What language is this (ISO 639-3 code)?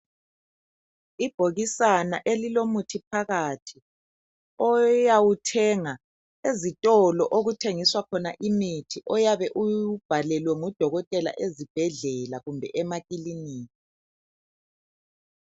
nde